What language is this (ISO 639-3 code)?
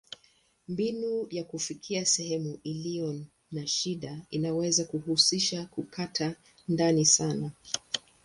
swa